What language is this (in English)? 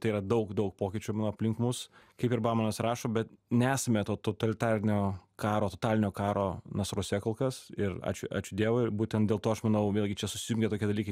Lithuanian